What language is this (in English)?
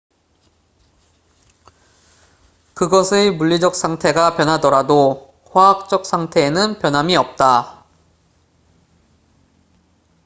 Korean